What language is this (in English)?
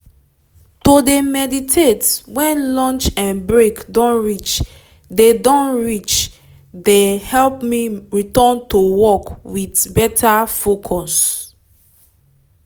Nigerian Pidgin